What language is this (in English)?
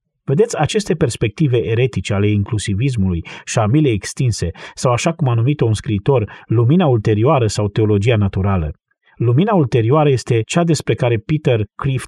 Romanian